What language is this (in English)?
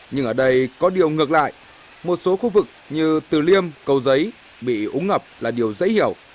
Vietnamese